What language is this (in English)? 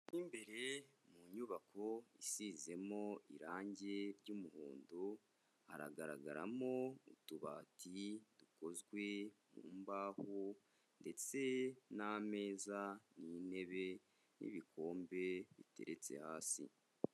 Kinyarwanda